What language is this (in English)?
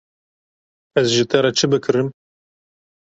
Kurdish